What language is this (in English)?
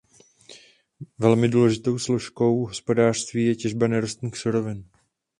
Czech